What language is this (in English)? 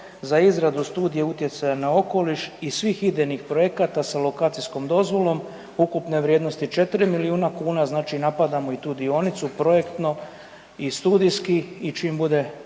Croatian